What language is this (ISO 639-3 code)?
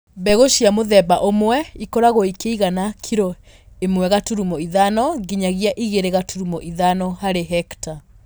kik